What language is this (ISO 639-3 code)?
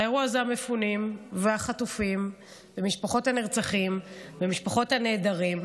heb